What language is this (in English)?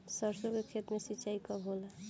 Bhojpuri